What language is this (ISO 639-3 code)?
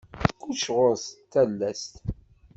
kab